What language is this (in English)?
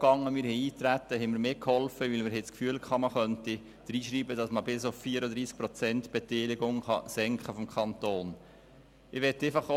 Swiss German